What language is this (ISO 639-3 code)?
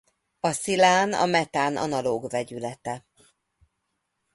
hun